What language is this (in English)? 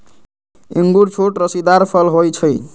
Magahi